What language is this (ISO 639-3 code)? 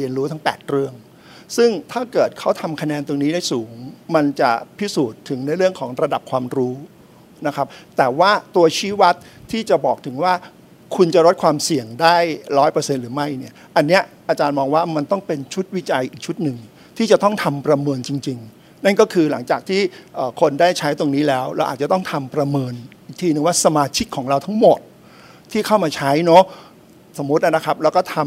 tha